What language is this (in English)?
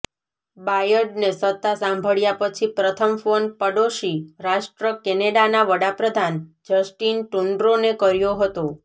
Gujarati